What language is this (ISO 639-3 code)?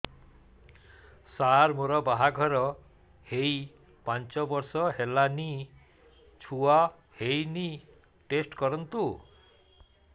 ori